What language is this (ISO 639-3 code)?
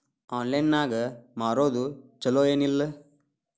kan